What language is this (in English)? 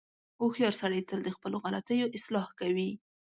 Pashto